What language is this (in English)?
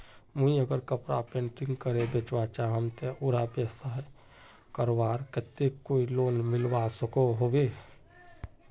Magahi